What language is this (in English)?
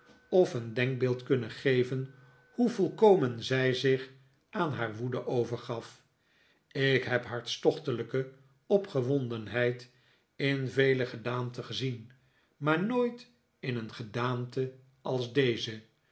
Dutch